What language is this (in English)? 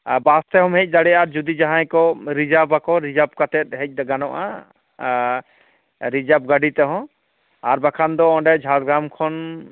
Santali